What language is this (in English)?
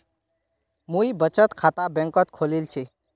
Magahi